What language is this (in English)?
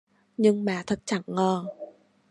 Vietnamese